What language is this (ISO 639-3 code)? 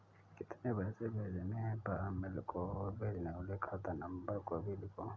hin